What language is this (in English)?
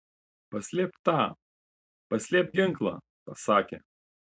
Lithuanian